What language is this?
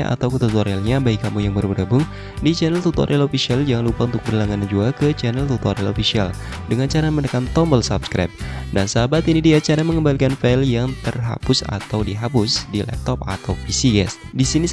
Indonesian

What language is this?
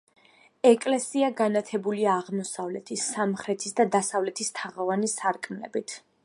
Georgian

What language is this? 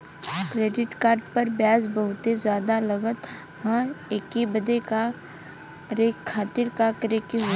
Bhojpuri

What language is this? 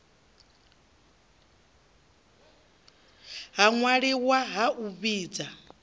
Venda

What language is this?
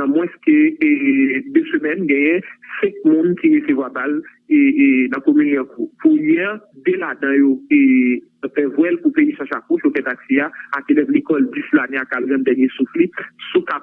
French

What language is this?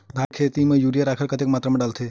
Chhattisgarhi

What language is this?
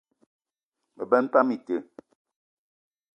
Eton (Cameroon)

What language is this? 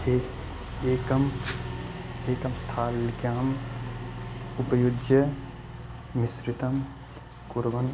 Sanskrit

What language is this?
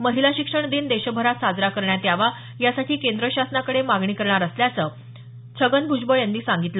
Marathi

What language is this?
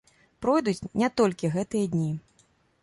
Belarusian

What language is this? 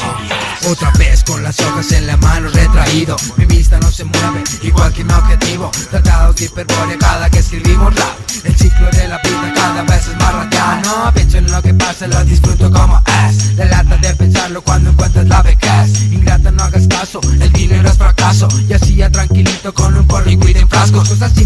Spanish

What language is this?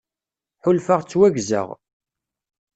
Kabyle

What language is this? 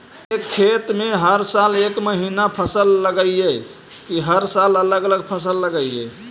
Magahi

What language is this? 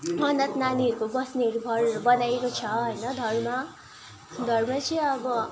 Nepali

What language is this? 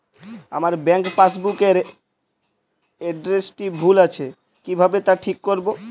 Bangla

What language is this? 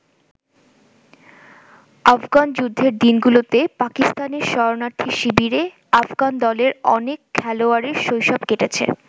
Bangla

